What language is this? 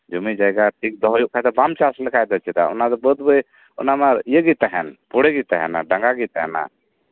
Santali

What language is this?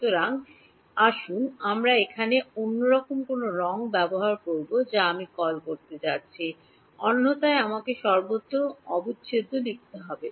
Bangla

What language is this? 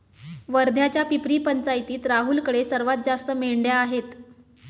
Marathi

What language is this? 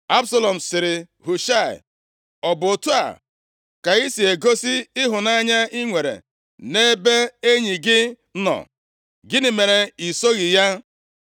Igbo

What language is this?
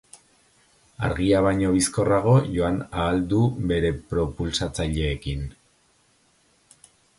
Basque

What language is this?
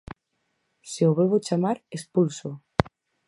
Galician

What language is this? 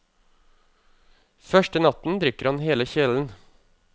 Norwegian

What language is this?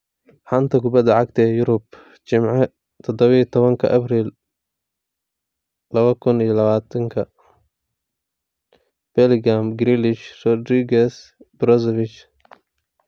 Somali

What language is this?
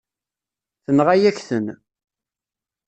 Kabyle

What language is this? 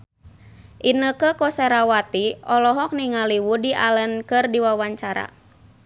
Sundanese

